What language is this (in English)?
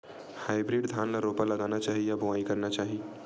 Chhattisgarhi